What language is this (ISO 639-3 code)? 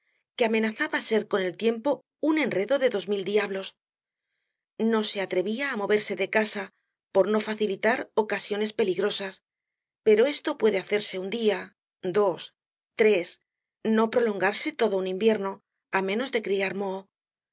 spa